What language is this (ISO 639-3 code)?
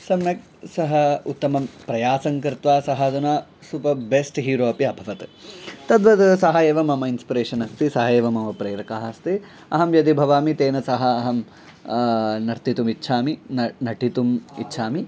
san